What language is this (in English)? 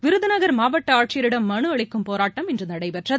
Tamil